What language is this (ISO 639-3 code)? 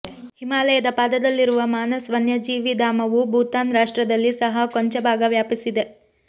kan